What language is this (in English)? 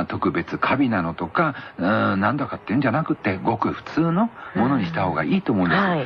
Japanese